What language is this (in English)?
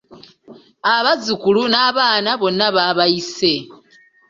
Ganda